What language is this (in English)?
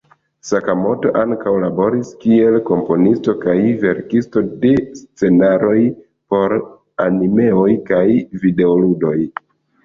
Esperanto